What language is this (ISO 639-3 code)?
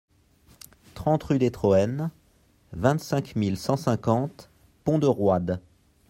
fra